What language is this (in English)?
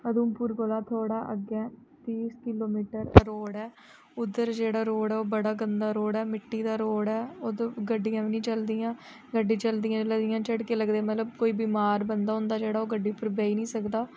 Dogri